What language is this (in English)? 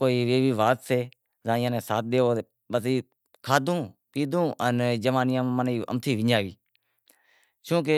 Wadiyara Koli